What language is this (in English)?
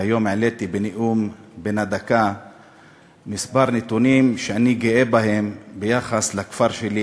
Hebrew